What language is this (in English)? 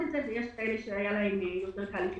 Hebrew